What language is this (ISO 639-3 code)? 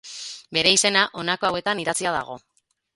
eus